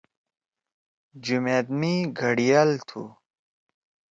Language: Torwali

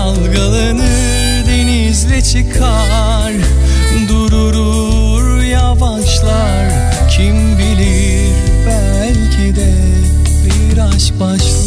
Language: Turkish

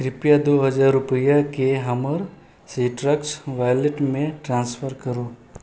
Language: Maithili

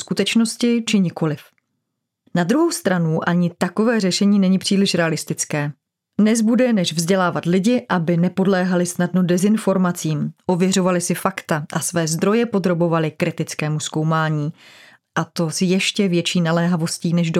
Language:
Czech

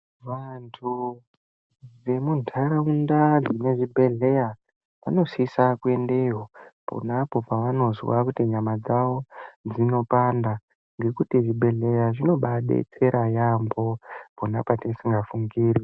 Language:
Ndau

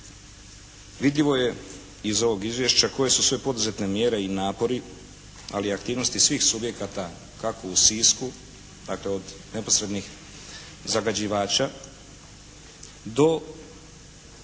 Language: Croatian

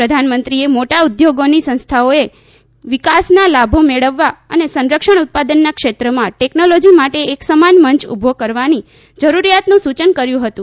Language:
Gujarati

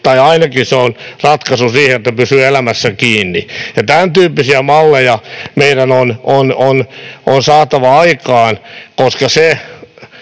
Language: Finnish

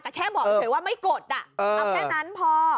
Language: Thai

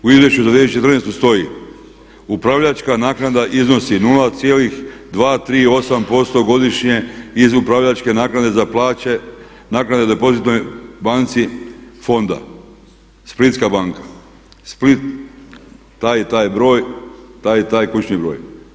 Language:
Croatian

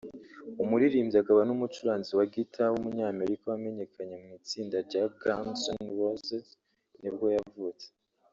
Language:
Kinyarwanda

